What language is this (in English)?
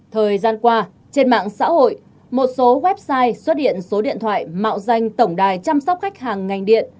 Vietnamese